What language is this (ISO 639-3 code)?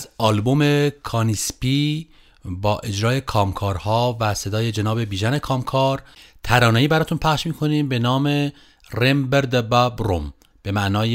fas